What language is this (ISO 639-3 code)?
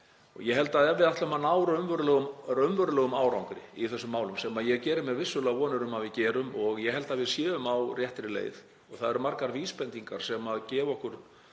isl